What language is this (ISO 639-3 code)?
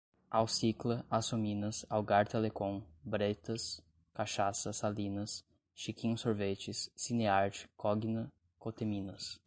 por